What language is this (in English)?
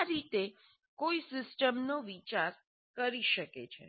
Gujarati